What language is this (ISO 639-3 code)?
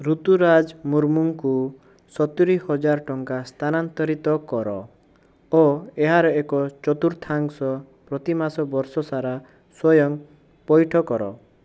ori